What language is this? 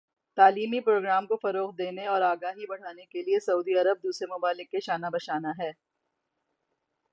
Urdu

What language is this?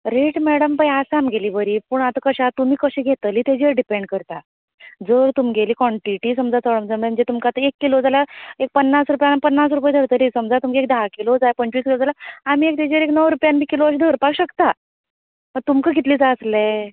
Konkani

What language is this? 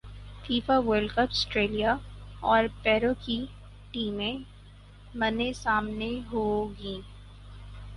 Urdu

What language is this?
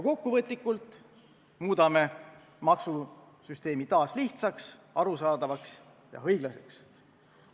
Estonian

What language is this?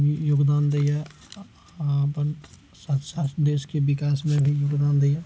Maithili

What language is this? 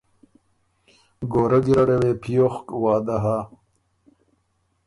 Ormuri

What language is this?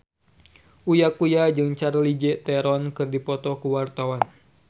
Sundanese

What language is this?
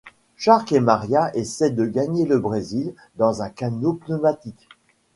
French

